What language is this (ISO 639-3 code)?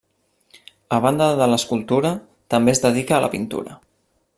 cat